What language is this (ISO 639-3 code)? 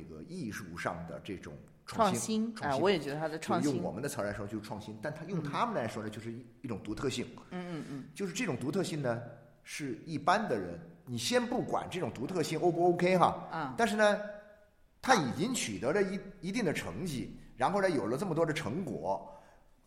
zho